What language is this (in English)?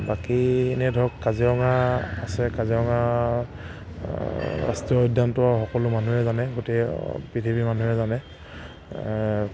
Assamese